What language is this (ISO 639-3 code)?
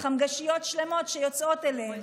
heb